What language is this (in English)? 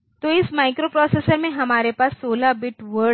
Hindi